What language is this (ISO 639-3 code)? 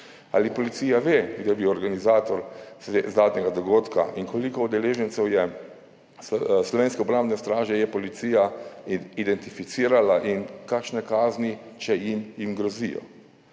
slv